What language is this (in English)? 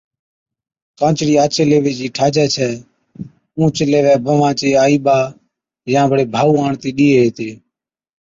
Od